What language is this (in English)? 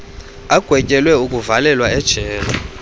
Xhosa